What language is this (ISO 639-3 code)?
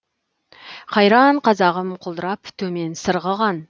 kaz